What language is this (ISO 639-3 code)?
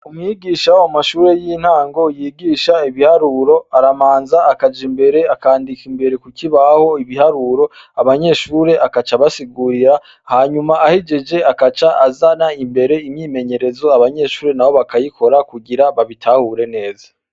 run